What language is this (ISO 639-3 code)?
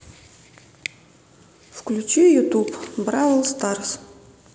rus